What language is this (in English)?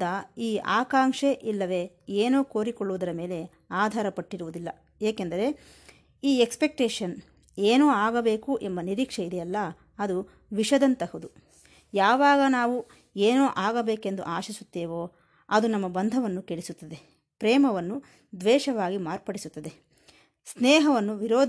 Kannada